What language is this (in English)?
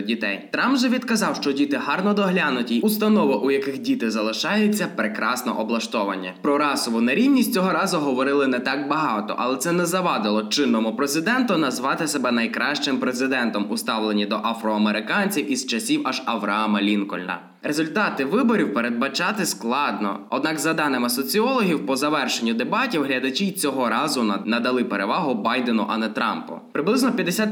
Ukrainian